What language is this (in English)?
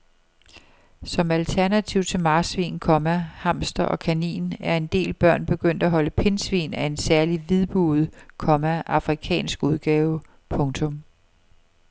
Danish